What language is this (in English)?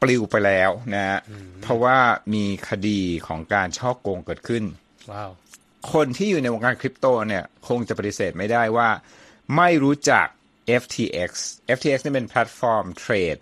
Thai